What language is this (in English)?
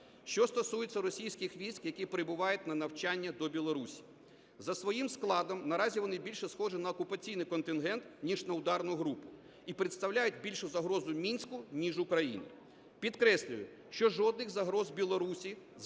Ukrainian